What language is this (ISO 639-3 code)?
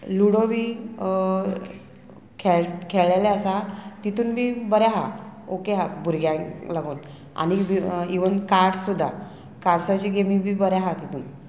kok